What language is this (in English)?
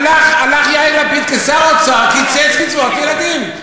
Hebrew